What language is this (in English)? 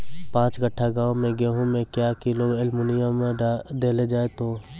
Maithili